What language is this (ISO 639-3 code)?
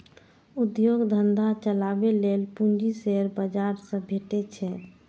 mai